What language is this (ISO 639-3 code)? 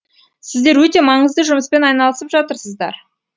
kaz